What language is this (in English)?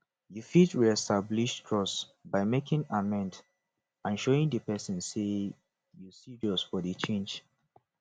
Nigerian Pidgin